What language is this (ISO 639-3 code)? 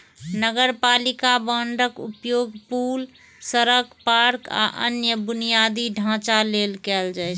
mai